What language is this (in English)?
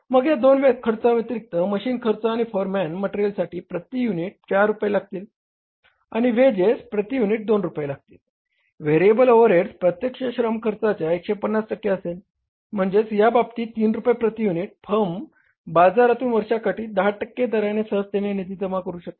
Marathi